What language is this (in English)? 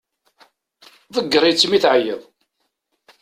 Kabyle